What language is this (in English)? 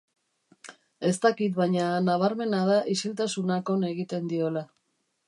Basque